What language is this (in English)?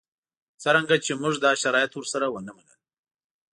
Pashto